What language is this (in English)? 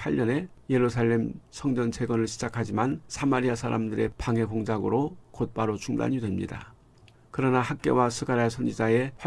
Korean